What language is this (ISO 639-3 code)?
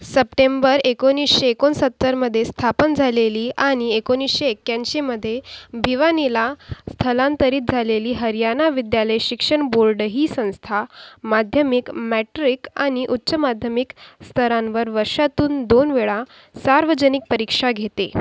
mar